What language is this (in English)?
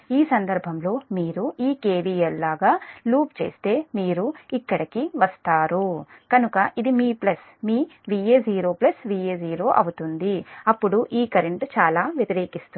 Telugu